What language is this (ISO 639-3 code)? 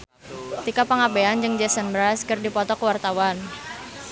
sun